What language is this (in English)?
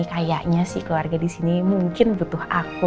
Indonesian